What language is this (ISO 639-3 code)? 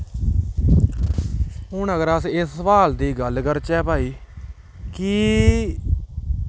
doi